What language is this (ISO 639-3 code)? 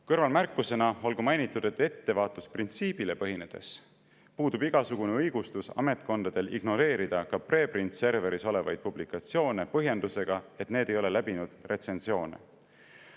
est